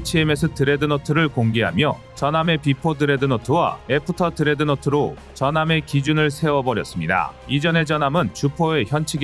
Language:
Korean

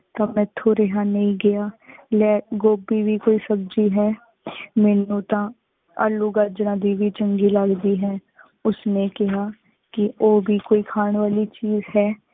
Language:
Punjabi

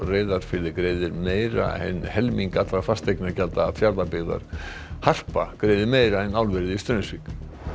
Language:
Icelandic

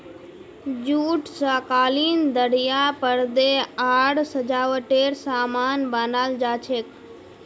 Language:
Magahi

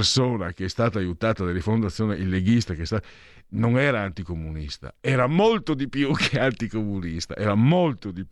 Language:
Italian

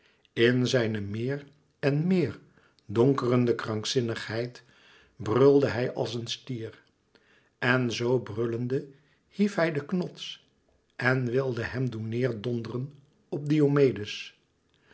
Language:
Dutch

